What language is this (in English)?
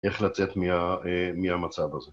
Hebrew